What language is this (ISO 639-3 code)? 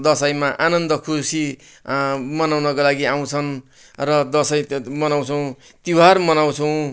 nep